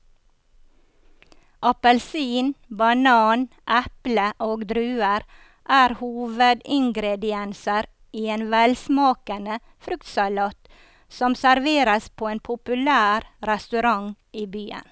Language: Norwegian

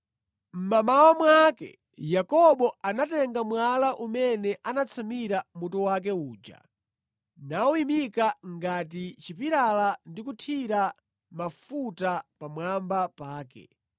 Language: Nyanja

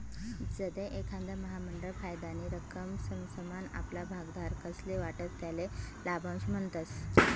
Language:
Marathi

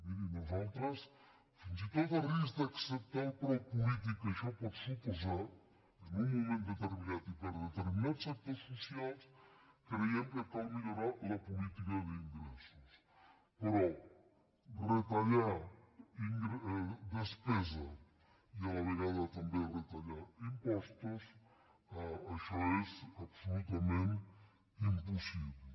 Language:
Catalan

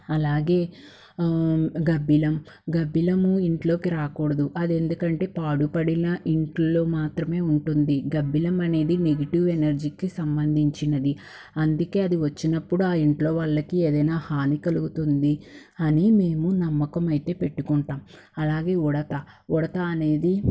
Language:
Telugu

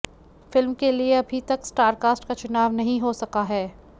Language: Hindi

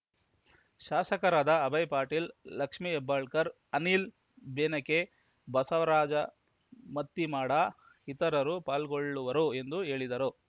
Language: Kannada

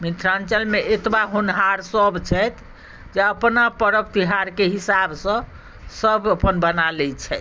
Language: Maithili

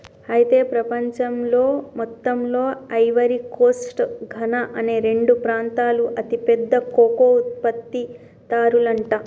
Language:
Telugu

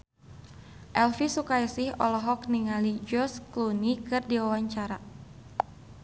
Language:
Sundanese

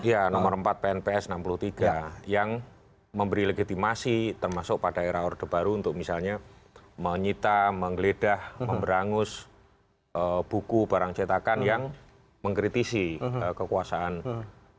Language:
Indonesian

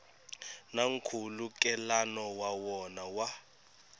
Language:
Tsonga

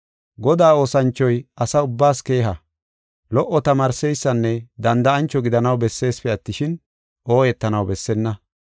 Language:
Gofa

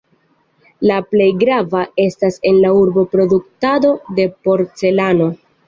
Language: Esperanto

